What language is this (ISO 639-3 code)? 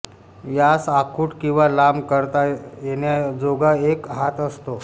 mar